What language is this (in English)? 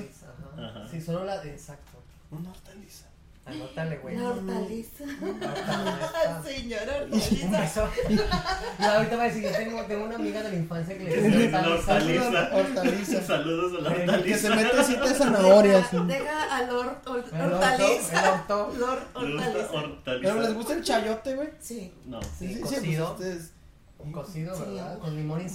Spanish